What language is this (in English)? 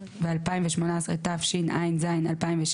Hebrew